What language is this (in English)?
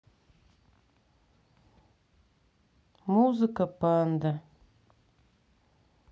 Russian